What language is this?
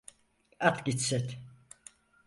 Turkish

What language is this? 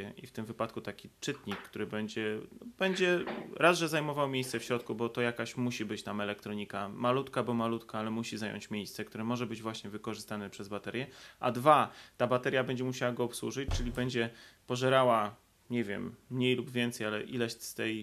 Polish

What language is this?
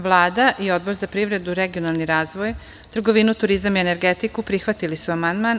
Serbian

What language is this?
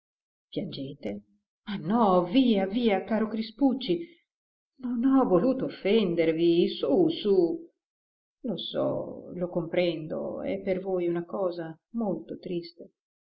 Italian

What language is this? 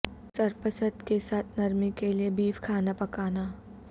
Urdu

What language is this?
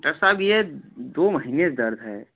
Hindi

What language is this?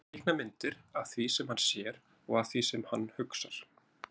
Icelandic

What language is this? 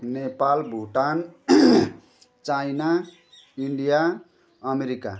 Nepali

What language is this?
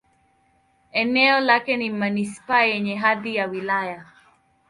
Swahili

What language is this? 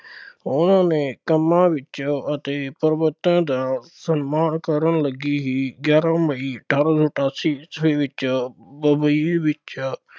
Punjabi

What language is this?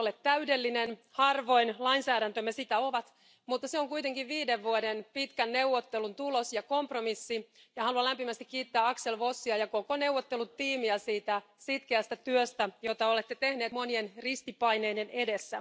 Finnish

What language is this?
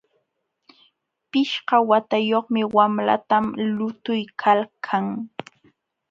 Jauja Wanca Quechua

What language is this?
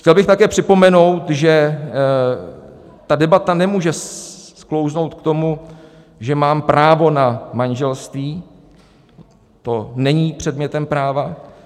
Czech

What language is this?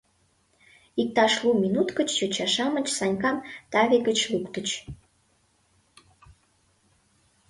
Mari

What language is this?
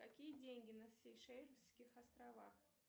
Russian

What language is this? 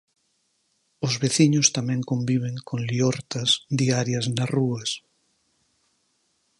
Galician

